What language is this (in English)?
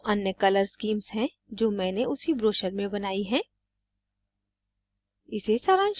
Hindi